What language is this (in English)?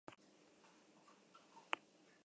Basque